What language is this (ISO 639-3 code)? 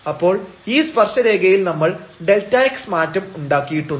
mal